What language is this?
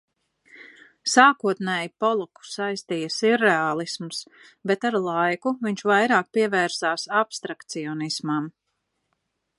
Latvian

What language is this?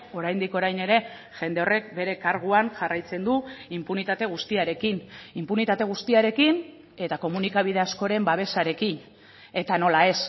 Basque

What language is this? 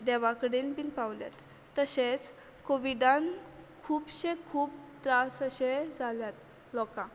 Konkani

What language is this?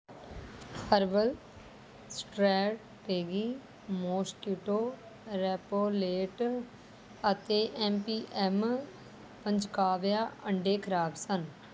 Punjabi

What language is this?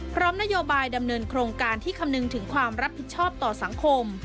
Thai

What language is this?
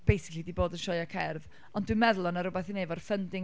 Welsh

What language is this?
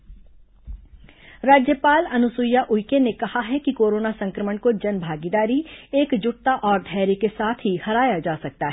Hindi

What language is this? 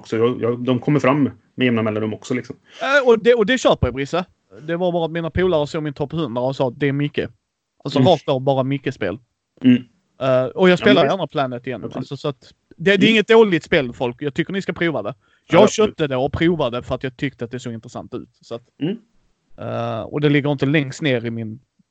Swedish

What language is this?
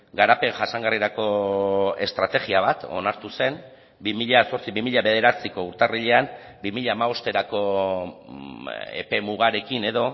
Basque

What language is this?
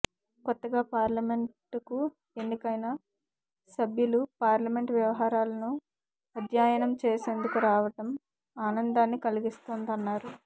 Telugu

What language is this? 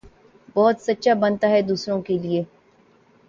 Urdu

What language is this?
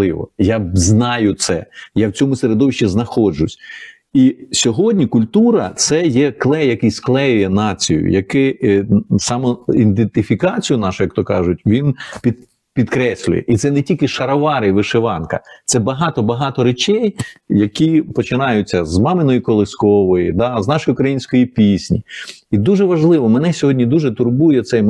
Ukrainian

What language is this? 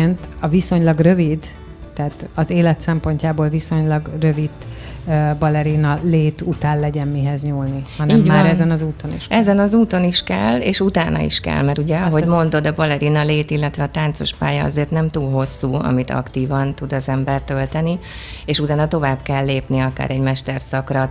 Hungarian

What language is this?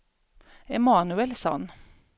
Swedish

